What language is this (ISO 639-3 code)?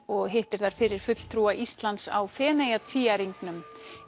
isl